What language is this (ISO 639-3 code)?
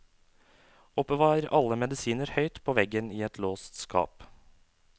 nor